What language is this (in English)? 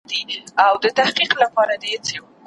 Pashto